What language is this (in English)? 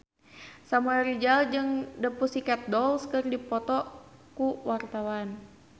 Sundanese